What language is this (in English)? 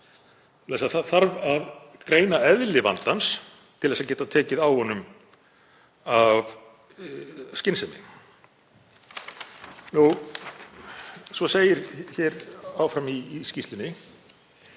Icelandic